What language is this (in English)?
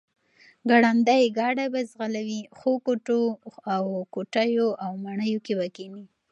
Pashto